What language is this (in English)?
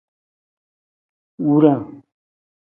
Nawdm